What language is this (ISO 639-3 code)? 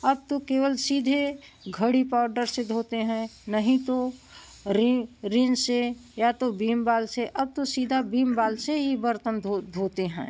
hin